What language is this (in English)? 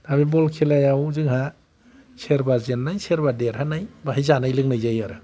Bodo